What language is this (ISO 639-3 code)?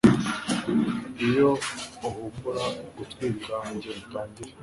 kin